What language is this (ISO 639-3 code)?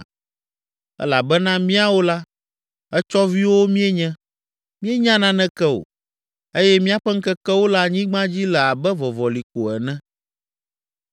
ewe